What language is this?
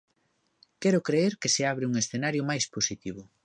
Galician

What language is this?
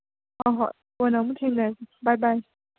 Manipuri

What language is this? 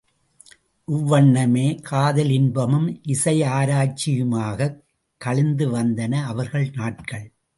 Tamil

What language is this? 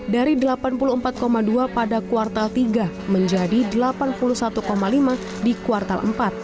Indonesian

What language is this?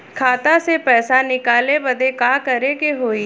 Bhojpuri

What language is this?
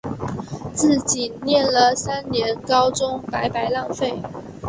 Chinese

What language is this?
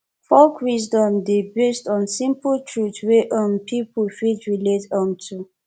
Nigerian Pidgin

